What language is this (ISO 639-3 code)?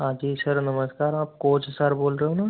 hin